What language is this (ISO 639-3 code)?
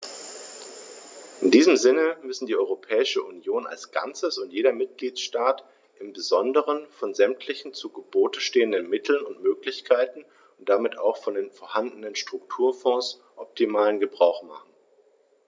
deu